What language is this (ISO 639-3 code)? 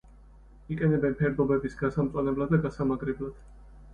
kat